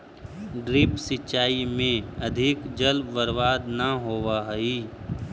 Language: Magahi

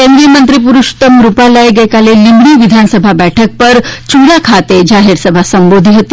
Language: Gujarati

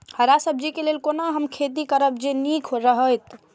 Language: Maithili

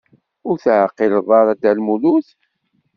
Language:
Kabyle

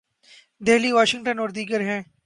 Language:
Urdu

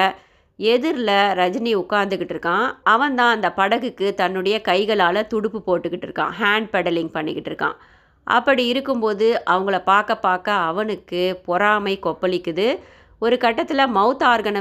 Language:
Tamil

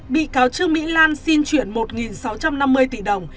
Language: Vietnamese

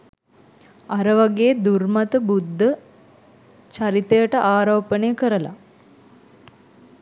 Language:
Sinhala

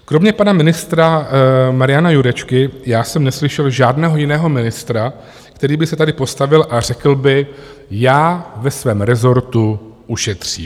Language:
Czech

